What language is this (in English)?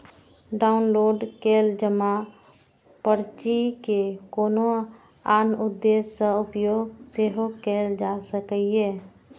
Maithili